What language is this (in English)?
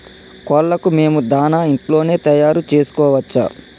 Telugu